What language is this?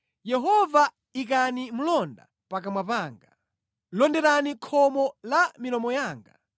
Nyanja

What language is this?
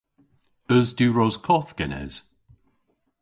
Cornish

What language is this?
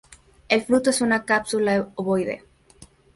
Spanish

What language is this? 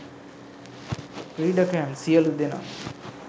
Sinhala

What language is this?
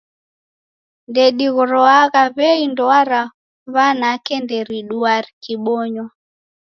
Taita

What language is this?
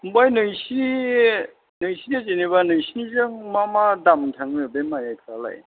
Bodo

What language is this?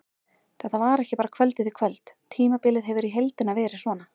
Icelandic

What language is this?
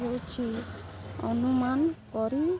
Odia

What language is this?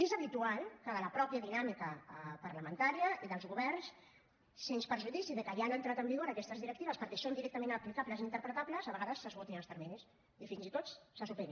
Catalan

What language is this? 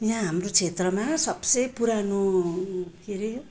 Nepali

